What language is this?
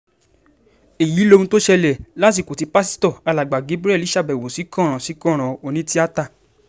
Yoruba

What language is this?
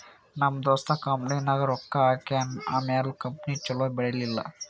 Kannada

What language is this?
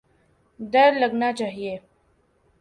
Urdu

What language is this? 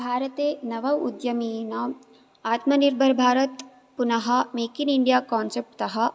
Sanskrit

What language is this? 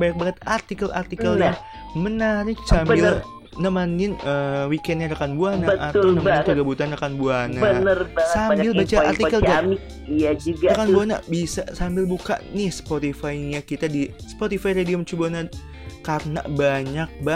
Indonesian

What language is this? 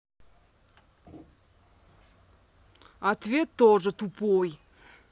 Russian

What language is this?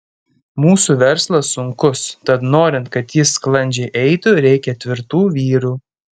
Lithuanian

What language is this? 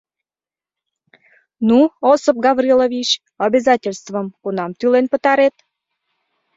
Mari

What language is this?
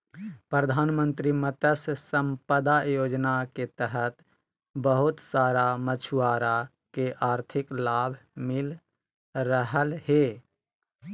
Magahi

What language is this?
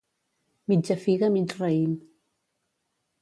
Catalan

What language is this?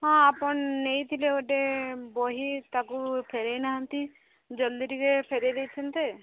Odia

